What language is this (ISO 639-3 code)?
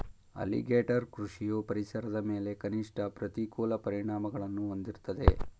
kan